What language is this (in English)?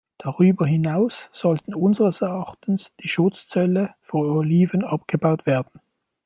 German